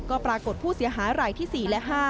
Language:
Thai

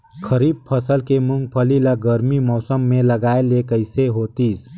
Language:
Chhattisgarhi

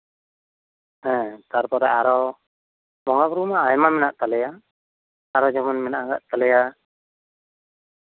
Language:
Santali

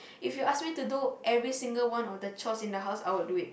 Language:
English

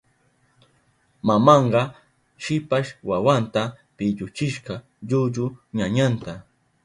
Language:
Southern Pastaza Quechua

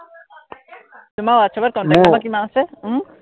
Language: Assamese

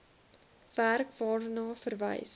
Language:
Afrikaans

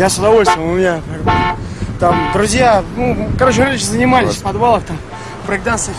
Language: Russian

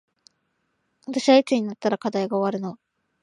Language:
Japanese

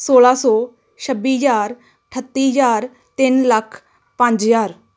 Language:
Punjabi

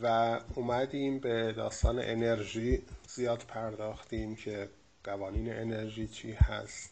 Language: Persian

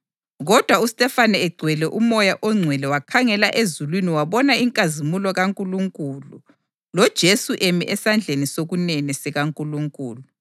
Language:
North Ndebele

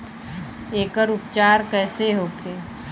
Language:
Bhojpuri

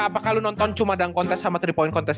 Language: Indonesian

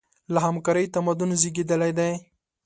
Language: Pashto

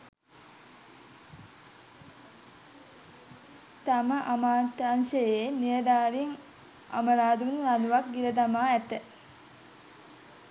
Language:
Sinhala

